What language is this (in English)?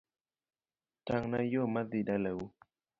Luo (Kenya and Tanzania)